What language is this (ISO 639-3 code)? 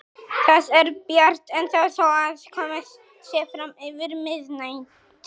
isl